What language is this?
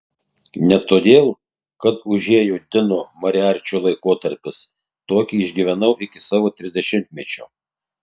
Lithuanian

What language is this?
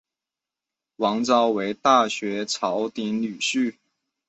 Chinese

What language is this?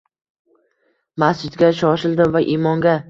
Uzbek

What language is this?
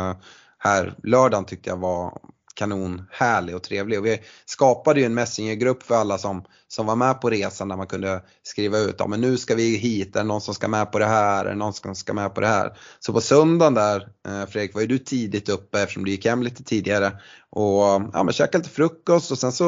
Swedish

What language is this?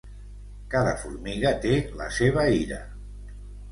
Catalan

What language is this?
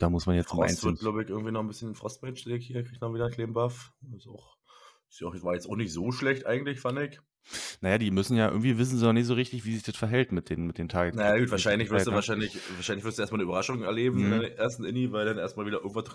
German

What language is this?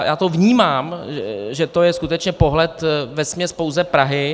Czech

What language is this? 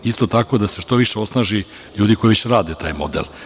Serbian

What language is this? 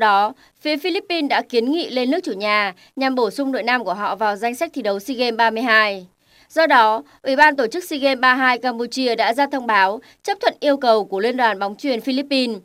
Vietnamese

